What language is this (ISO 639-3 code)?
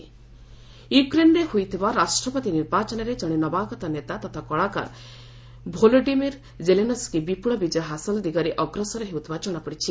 ori